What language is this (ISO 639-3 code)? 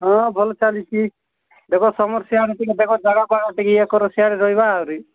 ori